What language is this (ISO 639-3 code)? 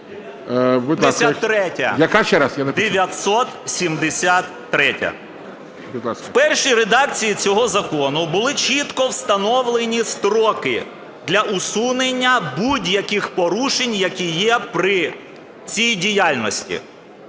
ukr